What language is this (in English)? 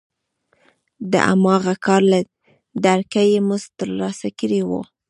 Pashto